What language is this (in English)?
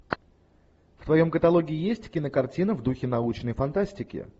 Russian